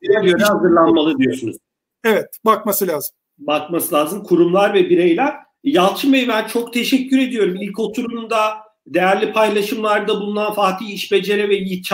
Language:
Turkish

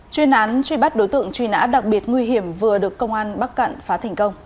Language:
Vietnamese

